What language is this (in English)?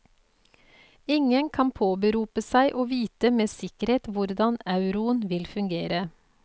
Norwegian